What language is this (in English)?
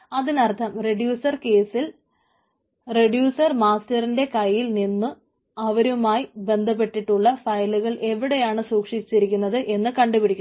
Malayalam